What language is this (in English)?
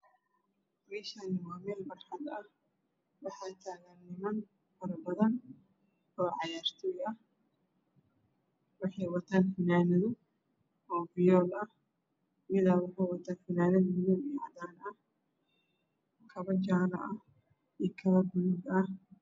Somali